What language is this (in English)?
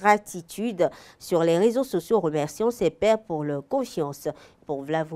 French